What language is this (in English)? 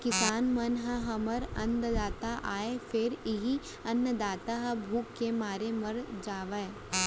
Chhattisgarhi